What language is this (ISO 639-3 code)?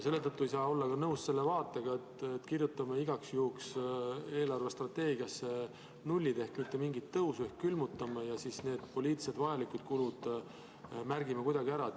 est